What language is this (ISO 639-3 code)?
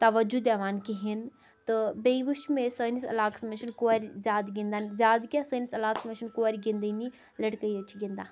kas